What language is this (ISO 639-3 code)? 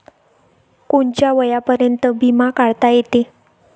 mar